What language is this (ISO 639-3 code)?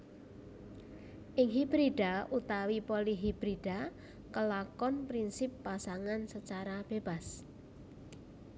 jav